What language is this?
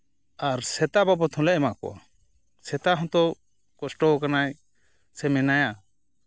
Santali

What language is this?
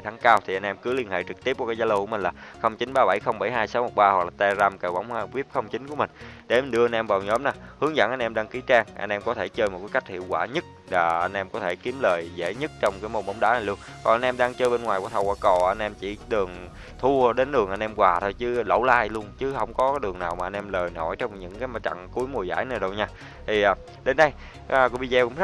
Vietnamese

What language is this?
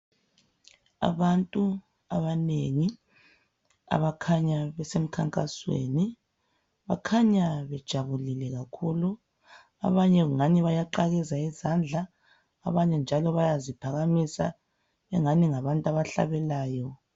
North Ndebele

